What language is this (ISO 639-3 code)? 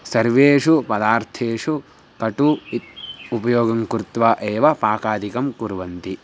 san